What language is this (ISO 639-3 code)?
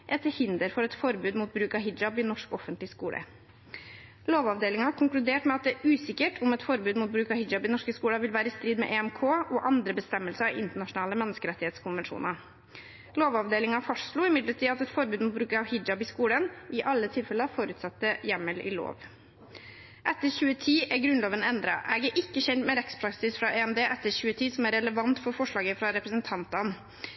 nob